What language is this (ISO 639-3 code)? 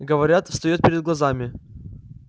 rus